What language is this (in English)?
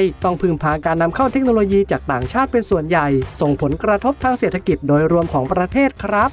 Thai